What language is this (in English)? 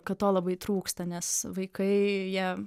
Lithuanian